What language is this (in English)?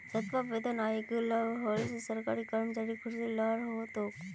Magahi